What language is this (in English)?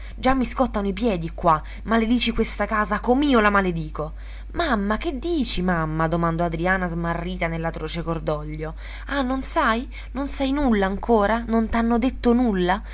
Italian